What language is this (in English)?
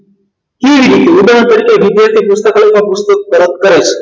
Gujarati